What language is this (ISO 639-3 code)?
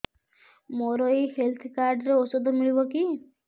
ori